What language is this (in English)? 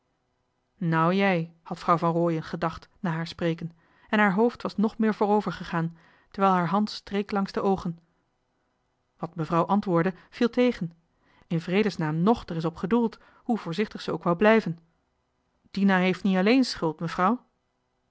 Dutch